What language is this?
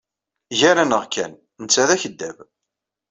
Kabyle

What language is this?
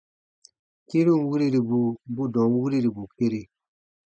Baatonum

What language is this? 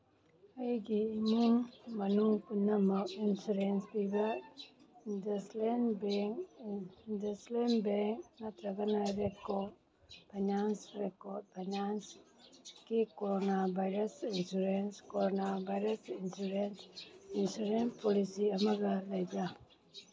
Manipuri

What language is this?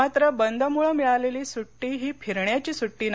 Marathi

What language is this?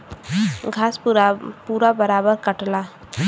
Bhojpuri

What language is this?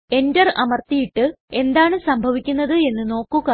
Malayalam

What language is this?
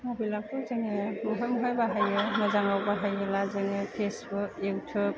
Bodo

